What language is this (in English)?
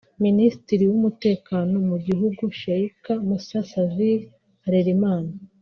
Kinyarwanda